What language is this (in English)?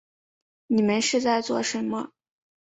Chinese